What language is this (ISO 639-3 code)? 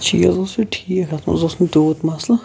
kas